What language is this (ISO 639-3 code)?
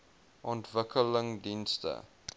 afr